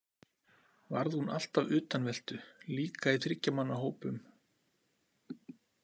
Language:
Icelandic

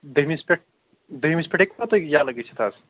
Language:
Kashmiri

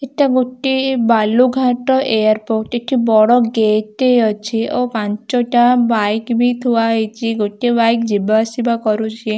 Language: Odia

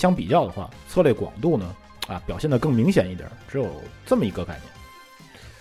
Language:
Chinese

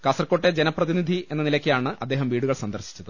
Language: Malayalam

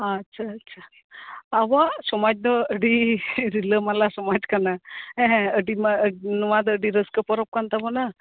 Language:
Santali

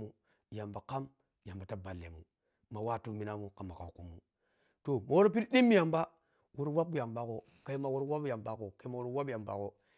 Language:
Piya-Kwonci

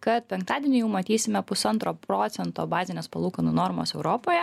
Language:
Lithuanian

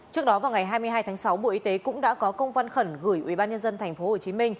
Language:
Vietnamese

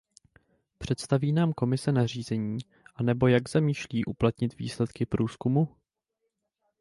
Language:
Czech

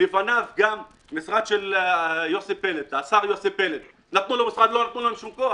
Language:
Hebrew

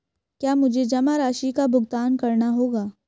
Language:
Hindi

